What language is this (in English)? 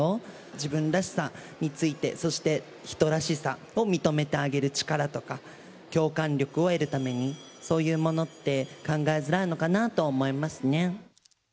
Japanese